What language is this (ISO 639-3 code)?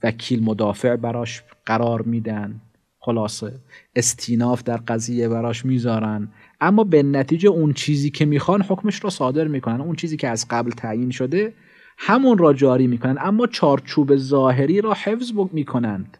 fas